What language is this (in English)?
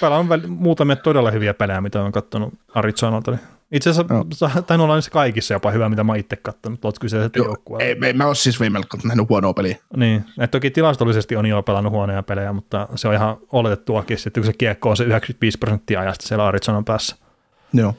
Finnish